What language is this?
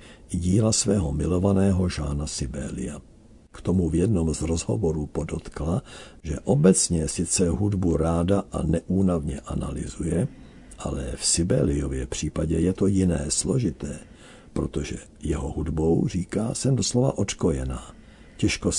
Czech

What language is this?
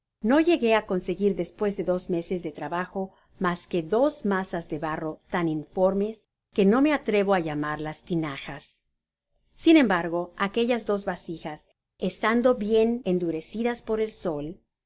Spanish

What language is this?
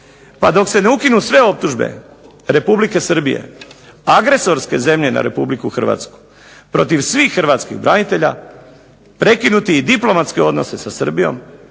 Croatian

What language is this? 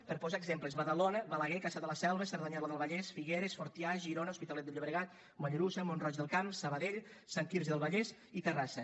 Catalan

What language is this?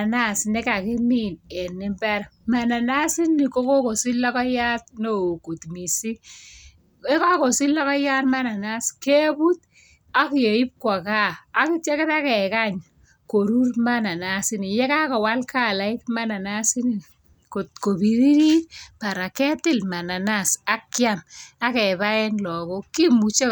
Kalenjin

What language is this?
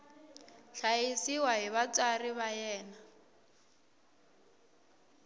Tsonga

